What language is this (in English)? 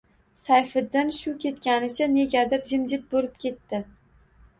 Uzbek